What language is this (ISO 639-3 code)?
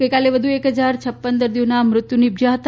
guj